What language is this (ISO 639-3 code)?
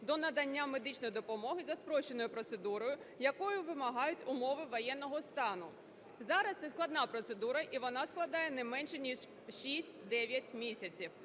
ukr